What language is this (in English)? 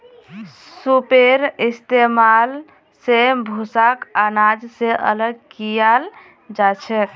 Magahi